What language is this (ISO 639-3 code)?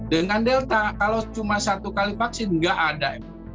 ind